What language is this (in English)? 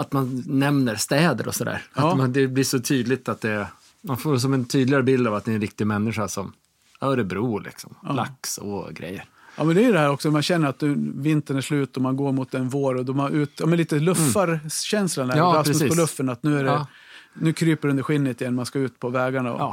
Swedish